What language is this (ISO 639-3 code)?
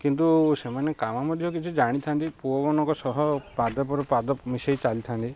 ori